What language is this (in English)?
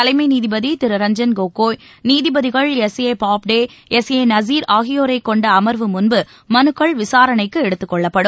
Tamil